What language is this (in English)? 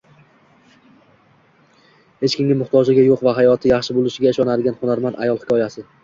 Uzbek